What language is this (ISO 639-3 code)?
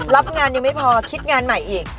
tha